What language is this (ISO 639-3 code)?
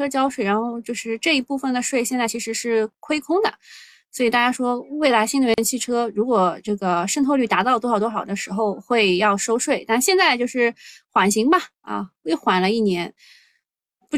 zho